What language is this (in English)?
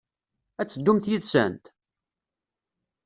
Kabyle